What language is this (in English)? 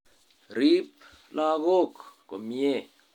Kalenjin